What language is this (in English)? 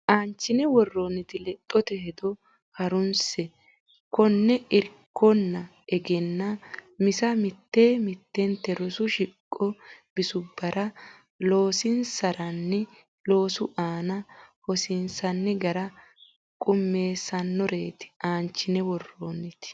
Sidamo